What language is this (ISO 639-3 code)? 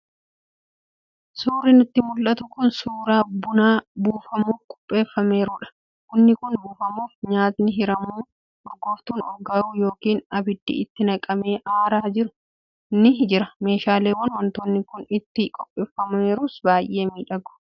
orm